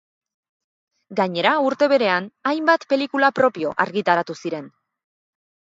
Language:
Basque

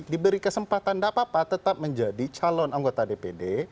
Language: Indonesian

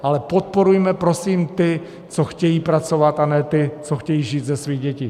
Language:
Czech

